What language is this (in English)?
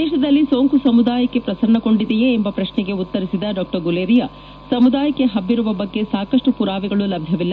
Kannada